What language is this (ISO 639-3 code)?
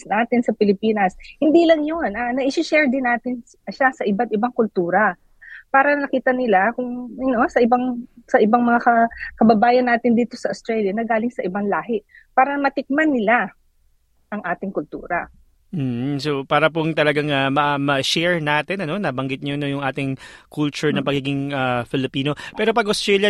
fil